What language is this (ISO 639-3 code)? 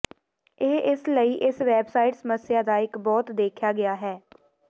pan